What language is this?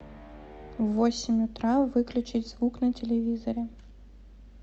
Russian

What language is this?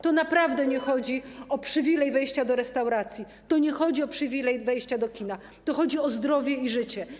Polish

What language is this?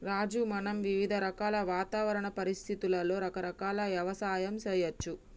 Telugu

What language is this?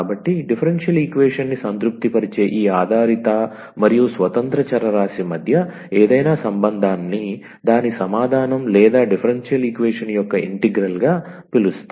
Telugu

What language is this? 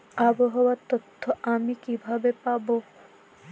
Bangla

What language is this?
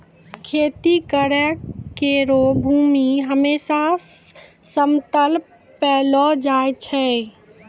Maithili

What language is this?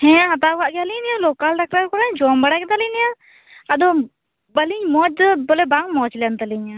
Santali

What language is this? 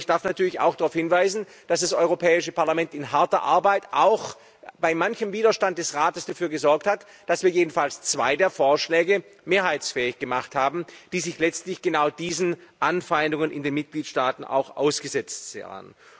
German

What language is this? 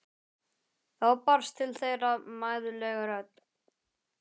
Icelandic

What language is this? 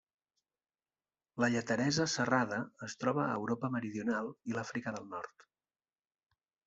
Catalan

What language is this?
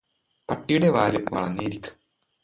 Malayalam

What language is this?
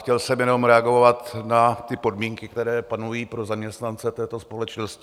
Czech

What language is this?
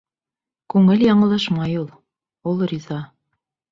Bashkir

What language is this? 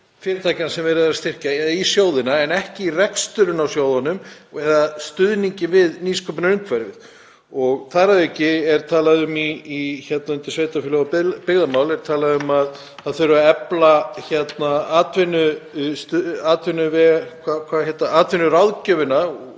Icelandic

